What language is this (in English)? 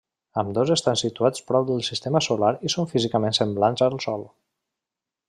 Catalan